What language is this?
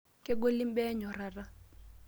Masai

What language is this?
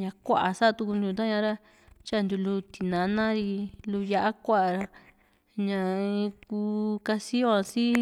Juxtlahuaca Mixtec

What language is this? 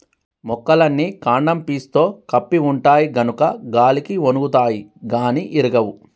Telugu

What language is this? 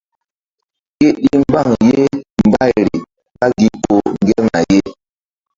Mbum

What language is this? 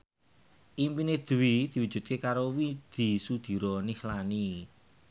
Javanese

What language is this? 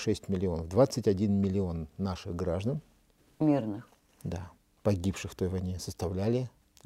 Russian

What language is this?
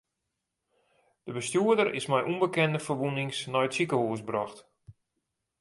Western Frisian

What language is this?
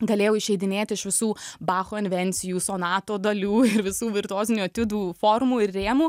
Lithuanian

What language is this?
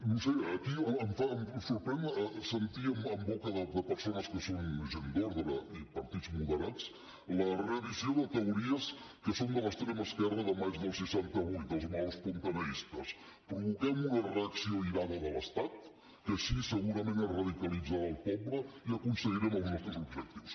Catalan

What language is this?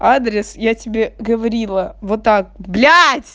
Russian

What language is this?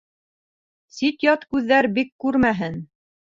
Bashkir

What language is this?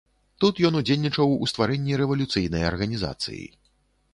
Belarusian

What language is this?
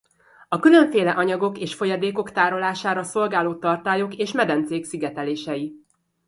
Hungarian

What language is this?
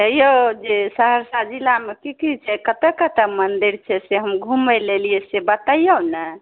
Maithili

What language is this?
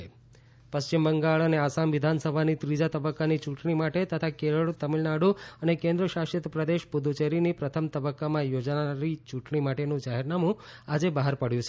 Gujarati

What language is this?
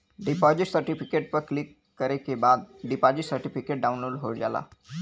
Bhojpuri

